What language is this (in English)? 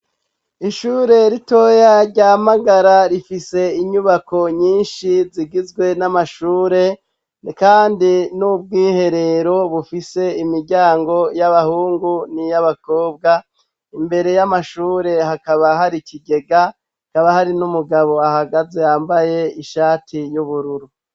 Rundi